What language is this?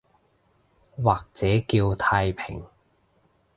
Cantonese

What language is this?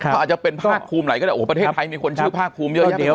Thai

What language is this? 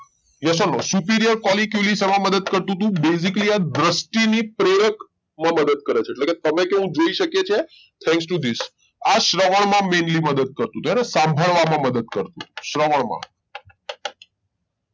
Gujarati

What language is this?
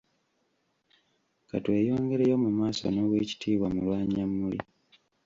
Ganda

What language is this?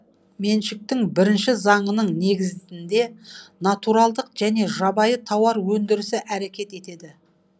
Kazakh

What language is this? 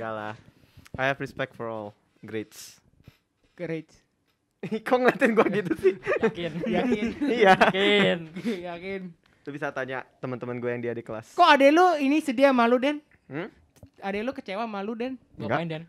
Indonesian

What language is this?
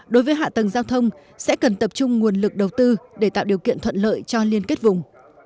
Vietnamese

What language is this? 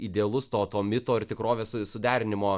Lithuanian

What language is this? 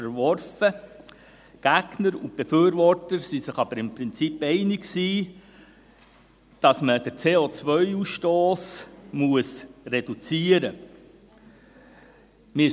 Swiss German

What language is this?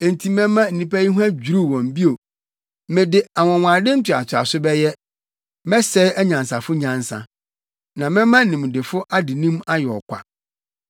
Akan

